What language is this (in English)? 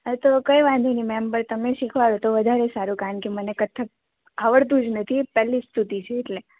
Gujarati